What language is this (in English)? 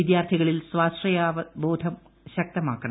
Malayalam